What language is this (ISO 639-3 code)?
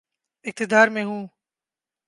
urd